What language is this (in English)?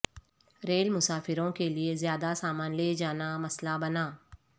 Urdu